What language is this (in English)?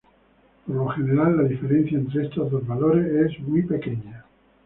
Spanish